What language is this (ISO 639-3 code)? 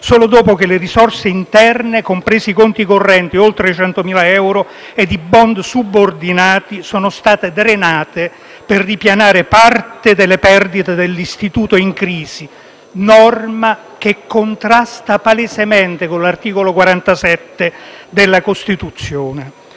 ita